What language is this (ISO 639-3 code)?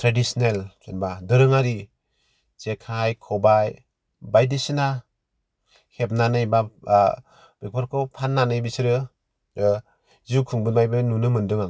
brx